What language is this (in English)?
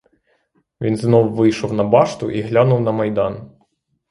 Ukrainian